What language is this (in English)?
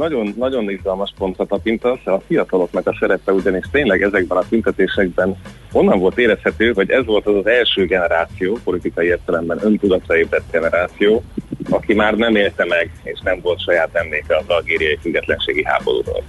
Hungarian